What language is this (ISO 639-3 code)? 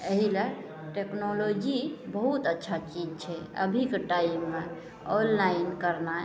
mai